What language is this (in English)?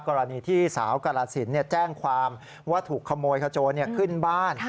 Thai